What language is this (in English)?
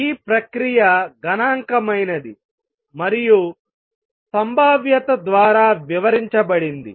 Telugu